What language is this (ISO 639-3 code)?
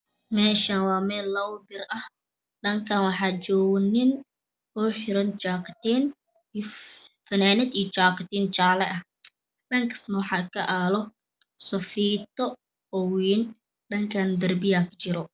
som